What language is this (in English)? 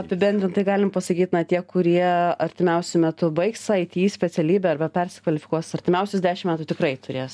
Lithuanian